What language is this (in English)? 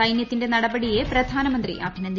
Malayalam